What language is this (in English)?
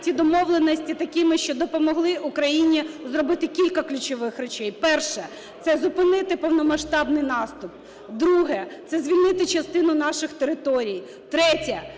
Ukrainian